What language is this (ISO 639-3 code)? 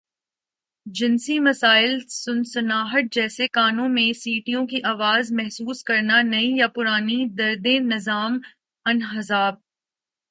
urd